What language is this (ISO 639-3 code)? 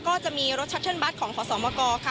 tha